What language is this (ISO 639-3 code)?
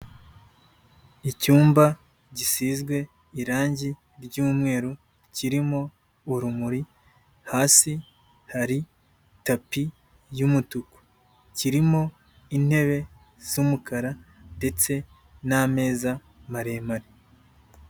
kin